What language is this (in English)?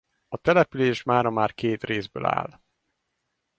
Hungarian